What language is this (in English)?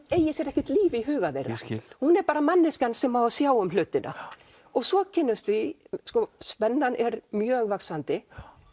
Icelandic